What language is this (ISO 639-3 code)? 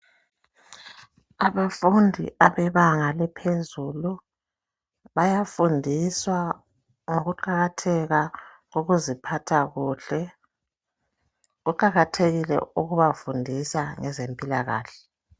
nde